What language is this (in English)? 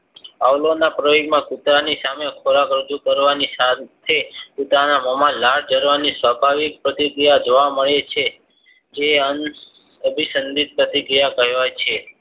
Gujarati